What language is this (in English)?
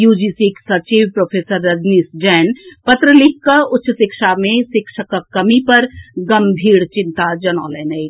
Maithili